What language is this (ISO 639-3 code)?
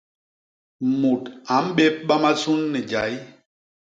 bas